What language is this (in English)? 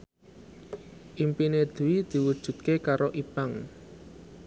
Javanese